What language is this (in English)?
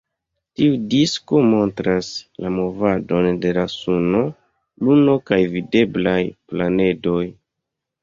Esperanto